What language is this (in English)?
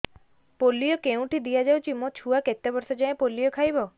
Odia